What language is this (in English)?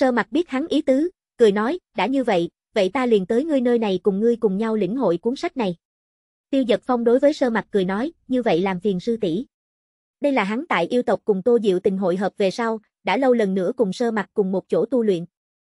Vietnamese